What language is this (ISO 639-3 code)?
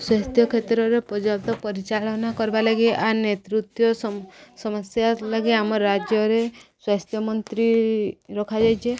ori